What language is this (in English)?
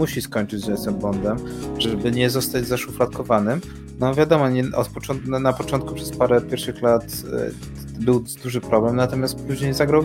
Polish